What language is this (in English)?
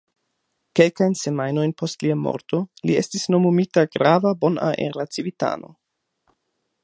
Esperanto